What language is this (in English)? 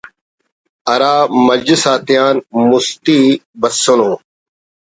Brahui